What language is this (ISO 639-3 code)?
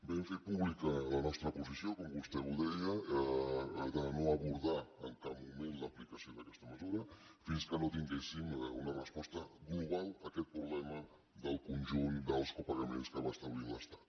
cat